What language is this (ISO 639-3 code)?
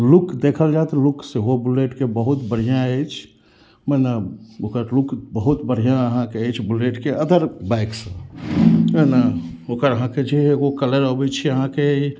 mai